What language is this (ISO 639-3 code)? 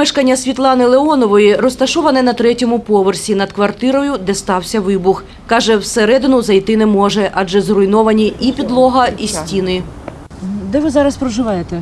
ukr